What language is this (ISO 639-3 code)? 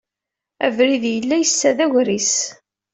kab